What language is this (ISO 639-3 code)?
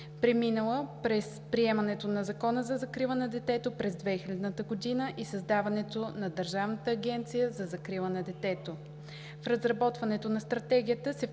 bul